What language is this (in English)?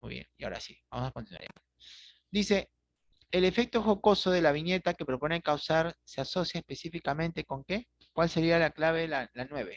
Spanish